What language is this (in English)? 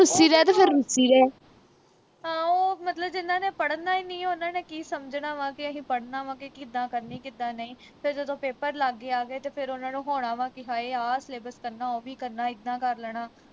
Punjabi